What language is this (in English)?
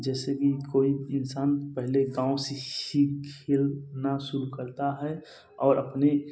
Hindi